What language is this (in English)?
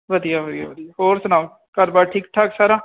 Punjabi